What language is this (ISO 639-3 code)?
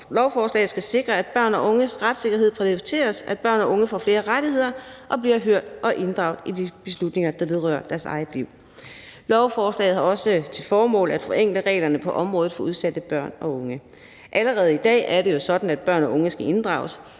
dan